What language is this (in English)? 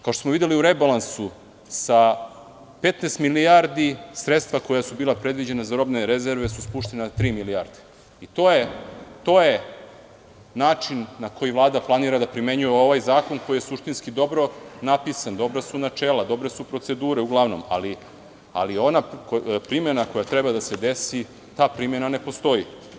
Serbian